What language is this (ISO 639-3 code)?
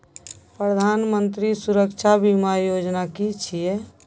mai